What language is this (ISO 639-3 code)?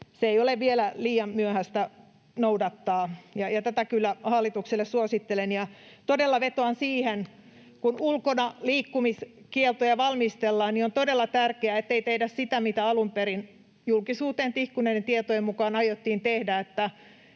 fin